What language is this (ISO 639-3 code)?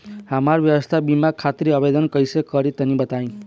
bho